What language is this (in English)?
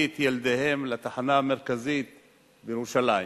Hebrew